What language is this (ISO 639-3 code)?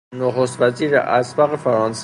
fas